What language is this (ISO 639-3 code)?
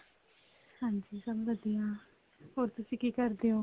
pan